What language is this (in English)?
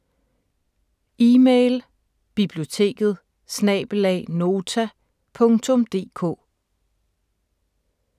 Danish